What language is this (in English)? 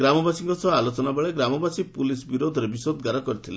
Odia